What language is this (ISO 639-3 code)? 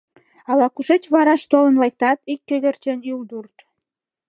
chm